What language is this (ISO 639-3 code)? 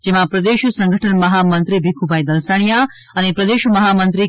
guj